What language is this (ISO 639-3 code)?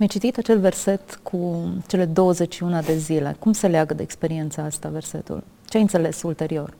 ron